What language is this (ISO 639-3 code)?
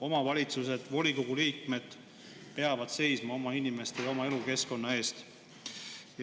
est